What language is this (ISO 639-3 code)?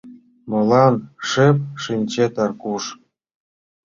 chm